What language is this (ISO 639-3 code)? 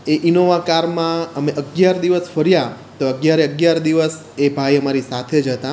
guj